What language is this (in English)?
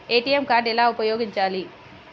Telugu